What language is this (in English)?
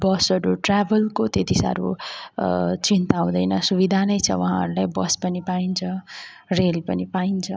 Nepali